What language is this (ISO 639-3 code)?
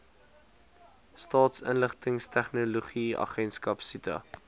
afr